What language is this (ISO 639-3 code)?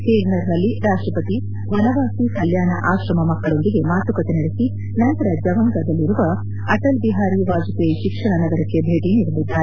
kan